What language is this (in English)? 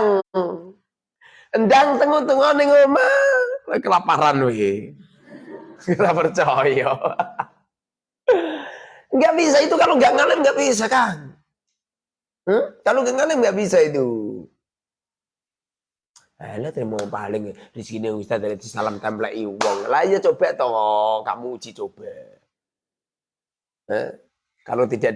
Indonesian